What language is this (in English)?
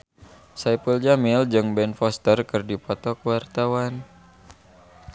Sundanese